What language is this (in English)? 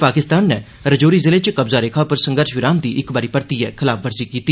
Dogri